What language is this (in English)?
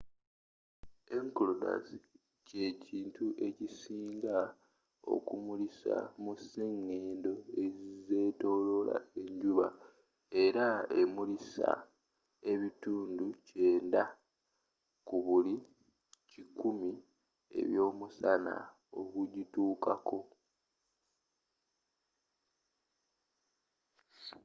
Ganda